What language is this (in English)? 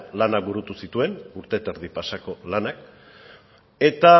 Basque